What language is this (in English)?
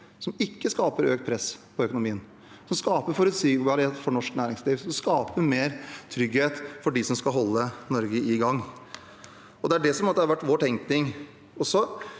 Norwegian